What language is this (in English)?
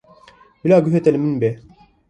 Kurdish